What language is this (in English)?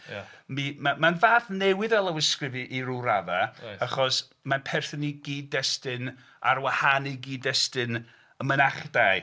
Welsh